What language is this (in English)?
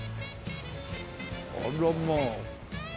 Japanese